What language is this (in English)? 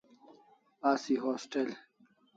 Kalasha